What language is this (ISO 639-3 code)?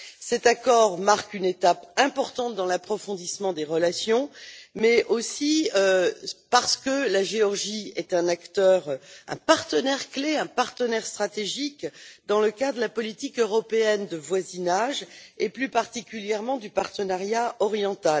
fra